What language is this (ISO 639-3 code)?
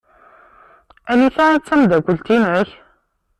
kab